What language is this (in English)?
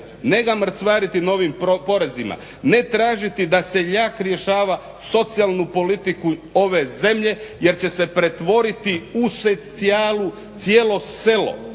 Croatian